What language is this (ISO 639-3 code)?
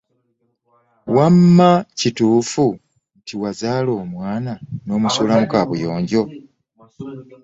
lug